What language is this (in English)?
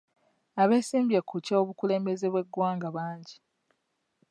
Ganda